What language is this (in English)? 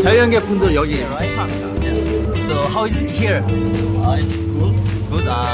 Korean